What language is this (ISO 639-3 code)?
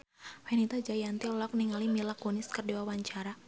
sun